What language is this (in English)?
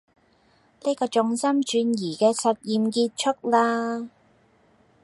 Cantonese